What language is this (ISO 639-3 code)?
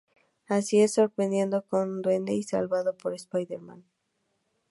spa